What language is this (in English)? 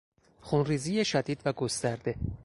Persian